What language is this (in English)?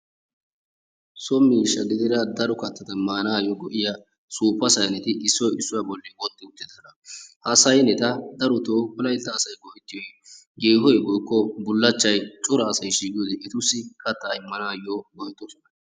Wolaytta